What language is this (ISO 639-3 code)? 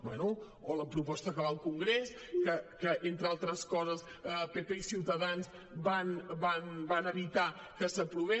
cat